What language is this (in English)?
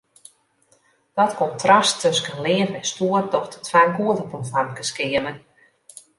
Western Frisian